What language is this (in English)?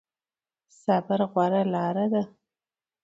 Pashto